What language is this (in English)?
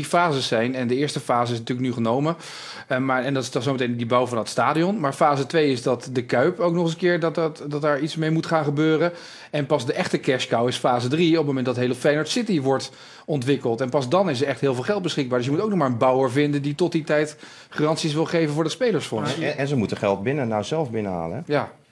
Dutch